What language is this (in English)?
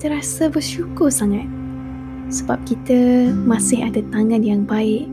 Malay